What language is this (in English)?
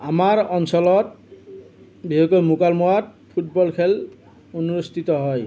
Assamese